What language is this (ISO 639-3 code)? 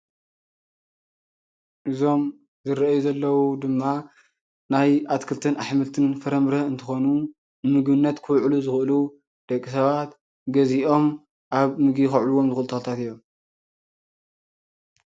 tir